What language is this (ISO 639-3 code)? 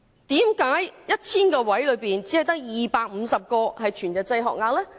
yue